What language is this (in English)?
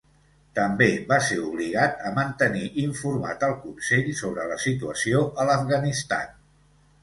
Catalan